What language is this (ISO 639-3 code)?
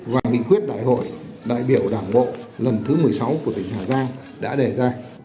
vie